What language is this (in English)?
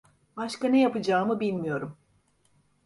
Turkish